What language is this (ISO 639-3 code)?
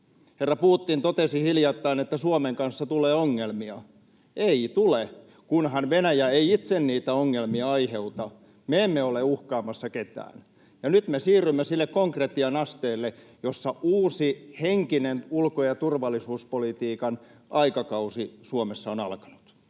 fin